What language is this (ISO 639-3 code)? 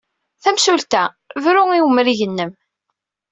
kab